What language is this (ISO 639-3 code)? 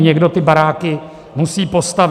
ces